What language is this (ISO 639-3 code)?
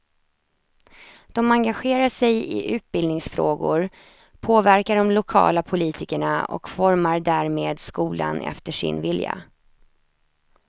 swe